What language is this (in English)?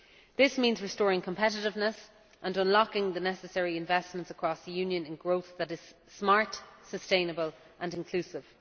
English